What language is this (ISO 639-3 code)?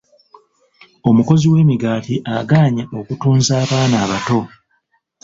lug